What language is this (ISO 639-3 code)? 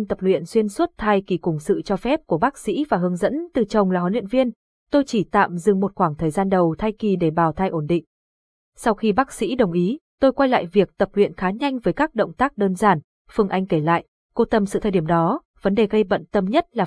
vie